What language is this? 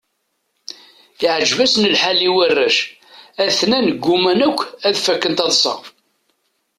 Kabyle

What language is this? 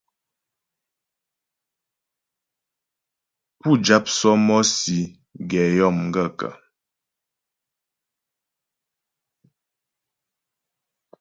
Ghomala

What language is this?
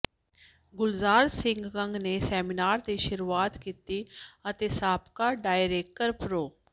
Punjabi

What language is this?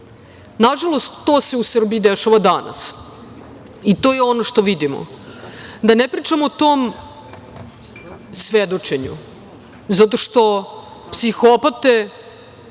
Serbian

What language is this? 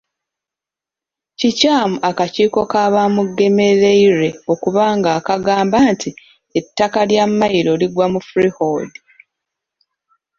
Ganda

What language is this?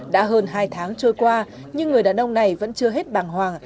Vietnamese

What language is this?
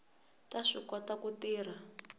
Tsonga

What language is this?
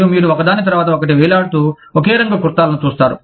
Telugu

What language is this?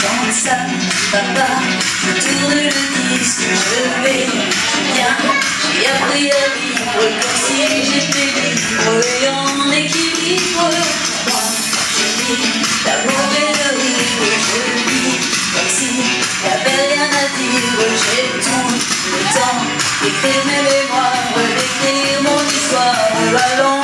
French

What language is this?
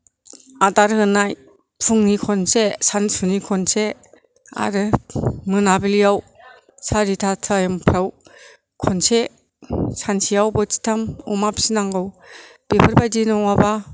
Bodo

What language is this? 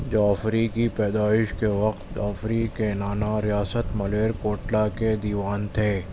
Urdu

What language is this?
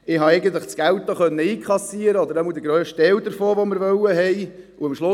Swiss German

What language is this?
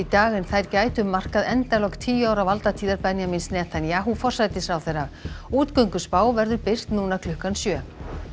Icelandic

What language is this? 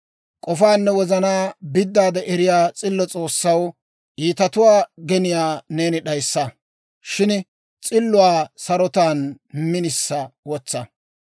Dawro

